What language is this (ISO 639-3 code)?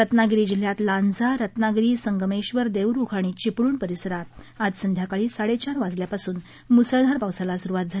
mar